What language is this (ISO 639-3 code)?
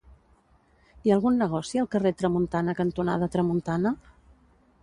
cat